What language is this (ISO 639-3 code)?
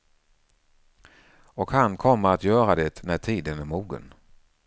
swe